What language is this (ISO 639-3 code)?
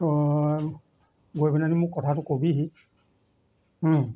asm